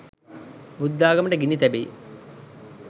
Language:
Sinhala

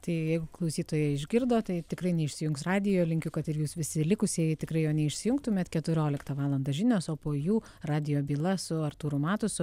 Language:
Lithuanian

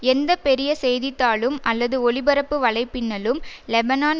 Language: Tamil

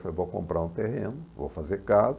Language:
Portuguese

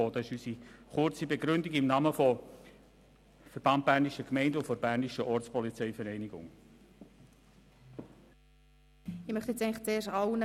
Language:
Swiss German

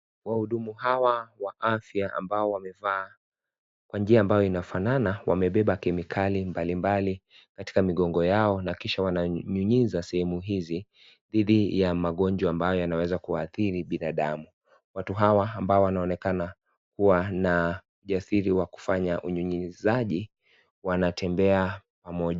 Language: Swahili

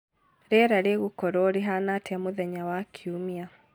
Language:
Kikuyu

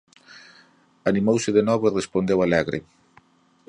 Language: Galician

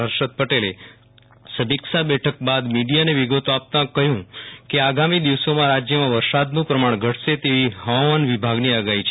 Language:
Gujarati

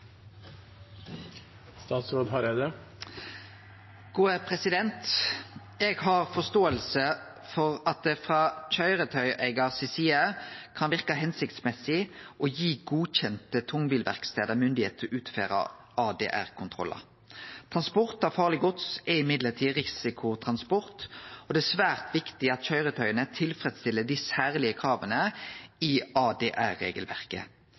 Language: Norwegian Nynorsk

